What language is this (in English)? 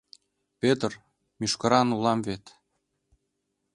Mari